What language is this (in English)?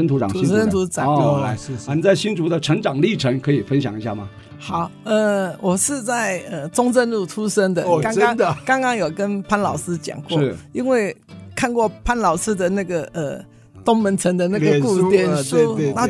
Chinese